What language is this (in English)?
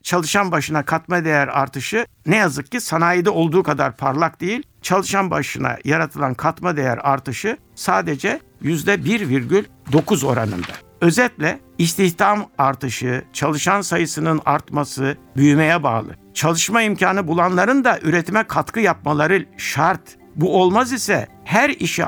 Turkish